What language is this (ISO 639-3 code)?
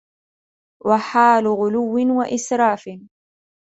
ara